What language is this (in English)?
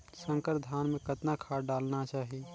Chhattisgarhi